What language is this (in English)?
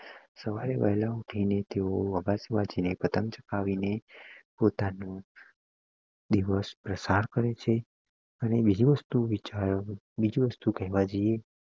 Gujarati